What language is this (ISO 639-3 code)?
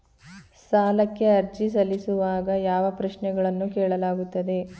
kan